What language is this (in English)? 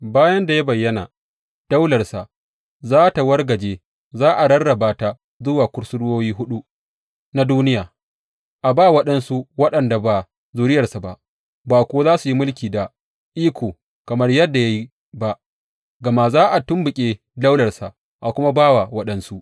Hausa